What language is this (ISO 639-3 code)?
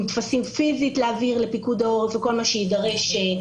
heb